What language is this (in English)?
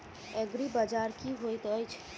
Maithili